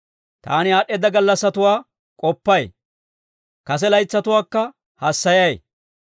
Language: Dawro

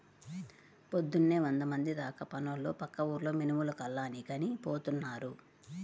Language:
Telugu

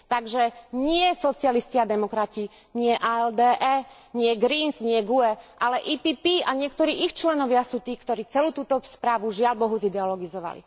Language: Slovak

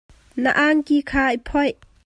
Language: Hakha Chin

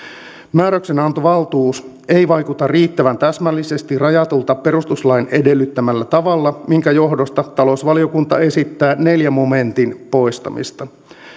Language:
Finnish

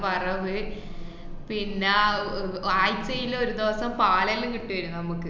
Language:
Malayalam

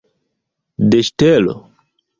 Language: Esperanto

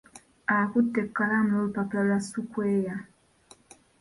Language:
Ganda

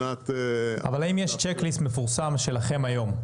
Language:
Hebrew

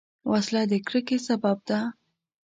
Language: Pashto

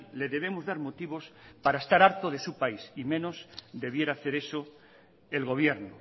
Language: Spanish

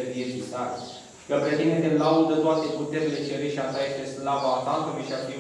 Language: Romanian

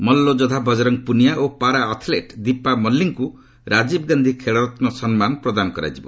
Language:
Odia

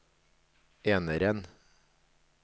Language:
Norwegian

